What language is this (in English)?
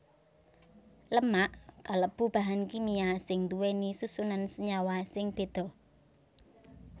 Javanese